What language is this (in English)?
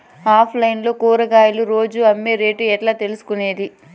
Telugu